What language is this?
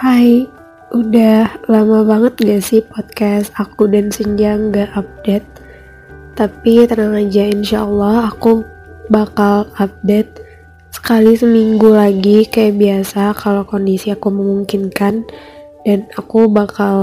Indonesian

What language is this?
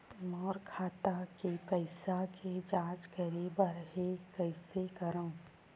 Chhattisgarhi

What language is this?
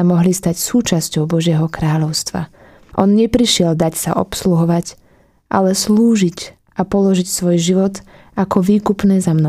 Slovak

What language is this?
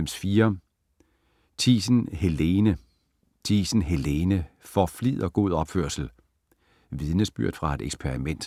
Danish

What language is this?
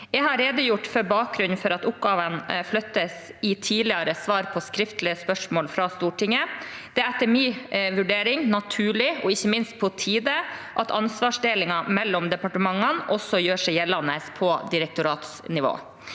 Norwegian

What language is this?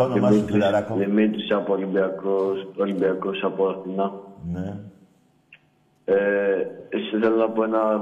Greek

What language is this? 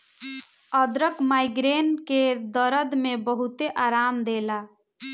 Bhojpuri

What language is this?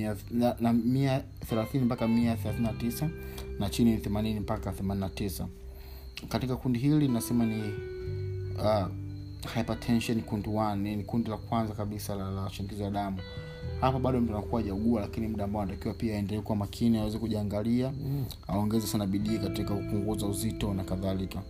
Swahili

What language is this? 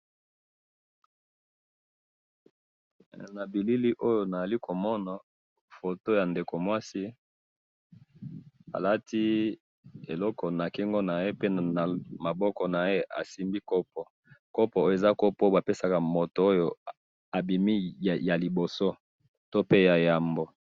Lingala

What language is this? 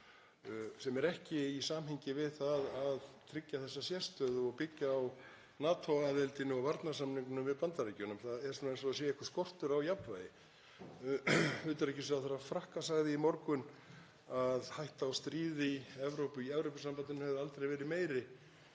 Icelandic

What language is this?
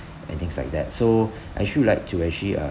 English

